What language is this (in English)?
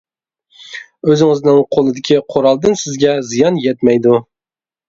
Uyghur